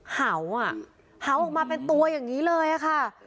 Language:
Thai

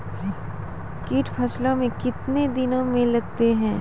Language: Maithili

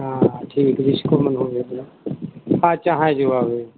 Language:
Hindi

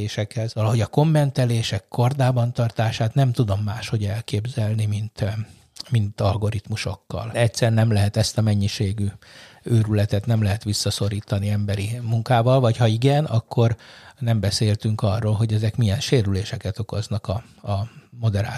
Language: Hungarian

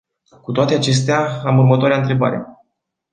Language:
Romanian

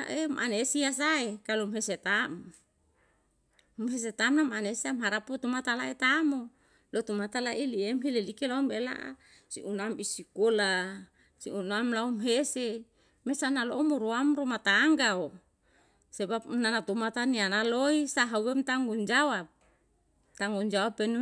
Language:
Yalahatan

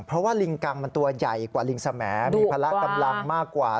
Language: Thai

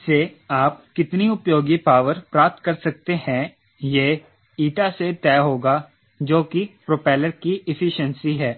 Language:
Hindi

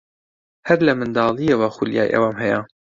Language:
Central Kurdish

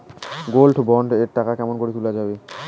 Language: Bangla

